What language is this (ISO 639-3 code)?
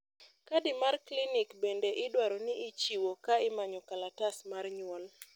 luo